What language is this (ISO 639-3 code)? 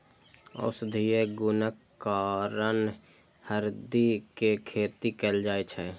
mai